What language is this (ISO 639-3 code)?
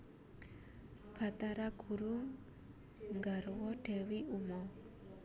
jav